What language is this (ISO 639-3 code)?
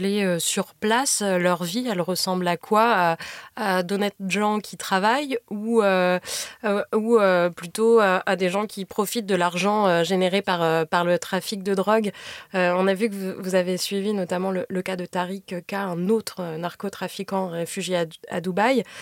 fra